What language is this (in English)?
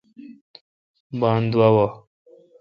Kalkoti